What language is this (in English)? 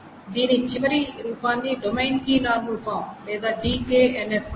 Telugu